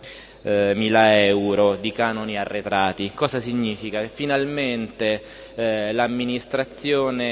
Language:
Italian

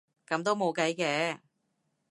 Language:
Cantonese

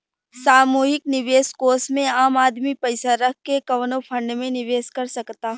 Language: Bhojpuri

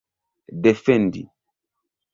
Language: Esperanto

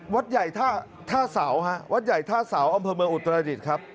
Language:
Thai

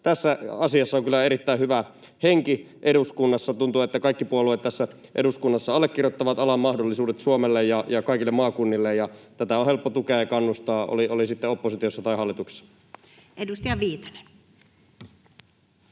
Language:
Finnish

